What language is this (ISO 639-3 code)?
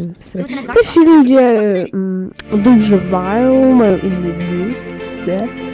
pol